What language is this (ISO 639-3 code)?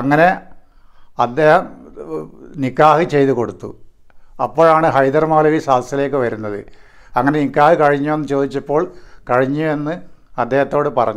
hin